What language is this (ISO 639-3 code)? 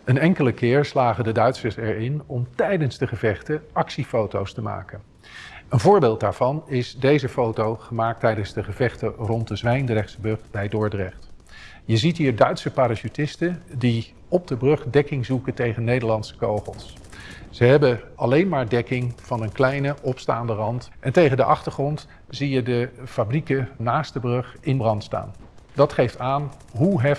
nld